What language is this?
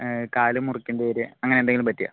Malayalam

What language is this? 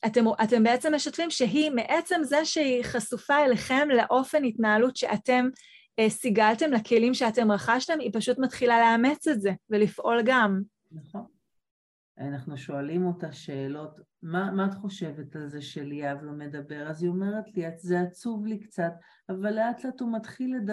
Hebrew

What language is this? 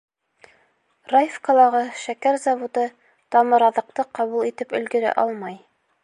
Bashkir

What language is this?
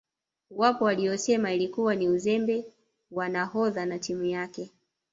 Swahili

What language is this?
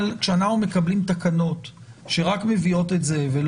Hebrew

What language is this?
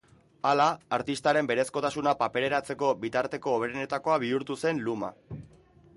Basque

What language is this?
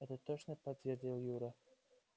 Russian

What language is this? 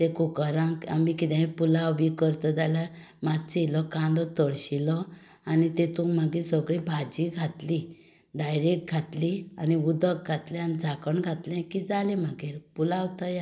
Konkani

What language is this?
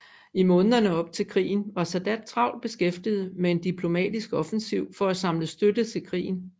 Danish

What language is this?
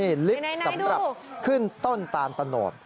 Thai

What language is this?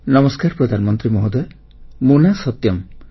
Odia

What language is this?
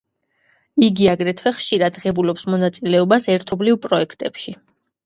Georgian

